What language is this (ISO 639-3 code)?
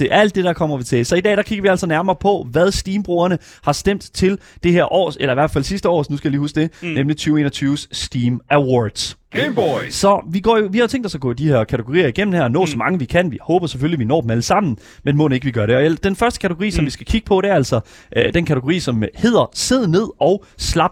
dan